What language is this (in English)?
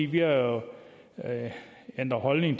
Danish